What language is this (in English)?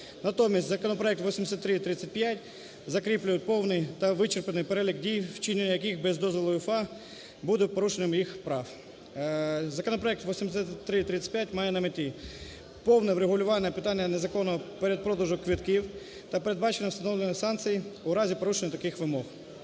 Ukrainian